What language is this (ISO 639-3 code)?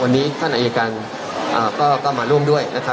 tha